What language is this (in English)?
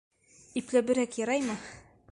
Bashkir